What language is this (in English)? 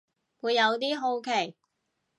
Cantonese